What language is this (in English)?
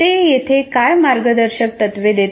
Marathi